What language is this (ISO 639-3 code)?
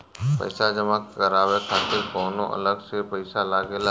bho